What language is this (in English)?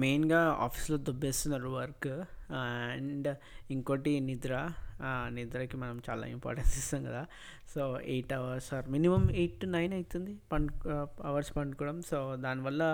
Telugu